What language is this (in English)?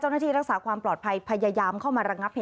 Thai